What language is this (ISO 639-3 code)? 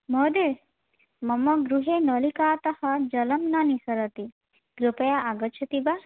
san